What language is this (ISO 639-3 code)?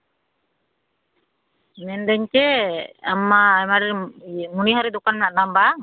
sat